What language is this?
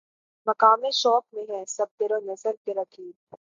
Urdu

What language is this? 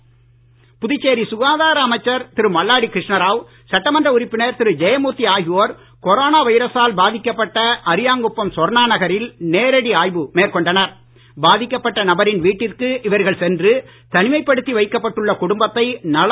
Tamil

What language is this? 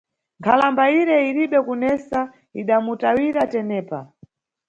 Nyungwe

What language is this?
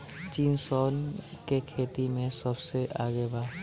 Bhojpuri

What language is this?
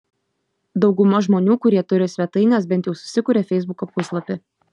Lithuanian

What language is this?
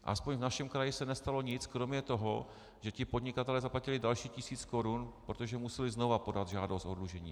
Czech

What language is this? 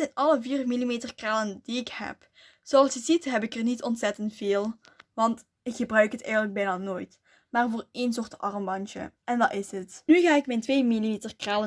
Dutch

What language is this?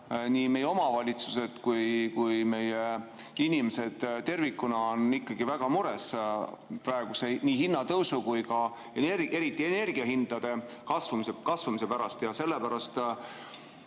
Estonian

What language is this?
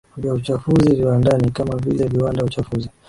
Swahili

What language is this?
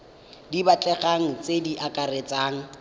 Tswana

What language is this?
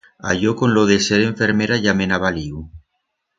Aragonese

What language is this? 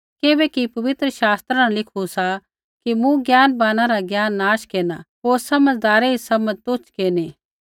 Kullu Pahari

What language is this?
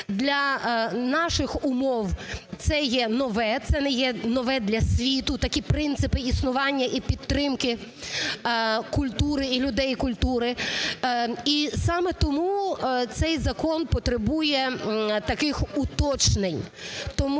Ukrainian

